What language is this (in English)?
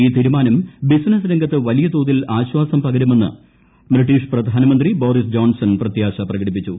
Malayalam